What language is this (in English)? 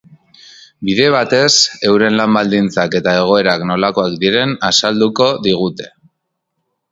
Basque